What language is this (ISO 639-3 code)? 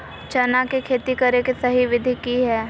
mag